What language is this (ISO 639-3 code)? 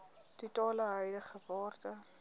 afr